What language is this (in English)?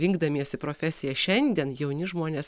Lithuanian